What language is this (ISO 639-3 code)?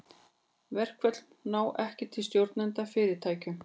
isl